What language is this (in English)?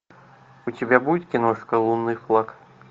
Russian